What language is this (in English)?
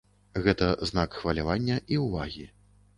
Belarusian